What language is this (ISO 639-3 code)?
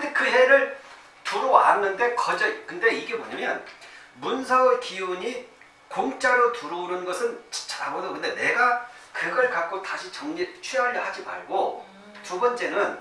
kor